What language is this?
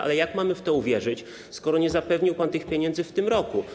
Polish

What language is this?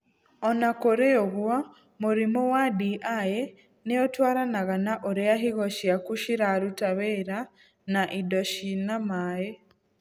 Kikuyu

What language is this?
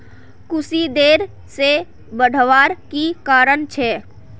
Magahi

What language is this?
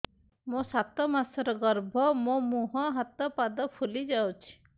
Odia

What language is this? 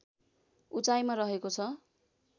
Nepali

